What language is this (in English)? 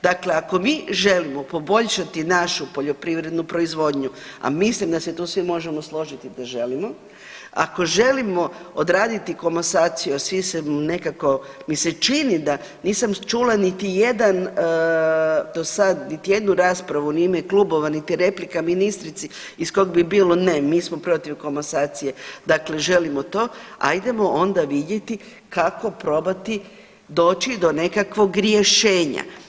Croatian